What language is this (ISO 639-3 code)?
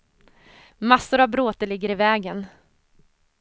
swe